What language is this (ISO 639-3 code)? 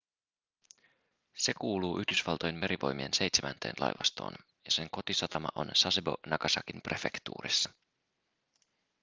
fin